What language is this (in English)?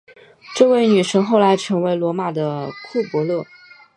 Chinese